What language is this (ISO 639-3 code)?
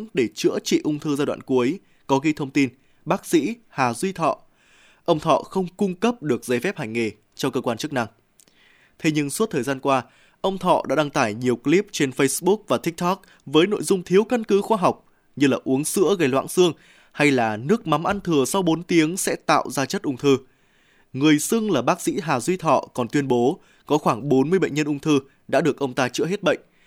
vie